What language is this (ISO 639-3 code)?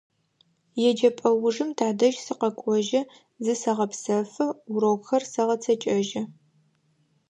ady